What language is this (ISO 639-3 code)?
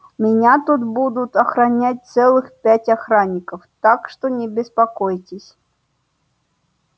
rus